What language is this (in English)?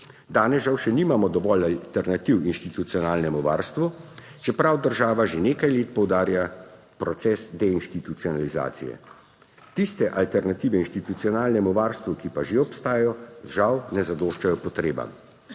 Slovenian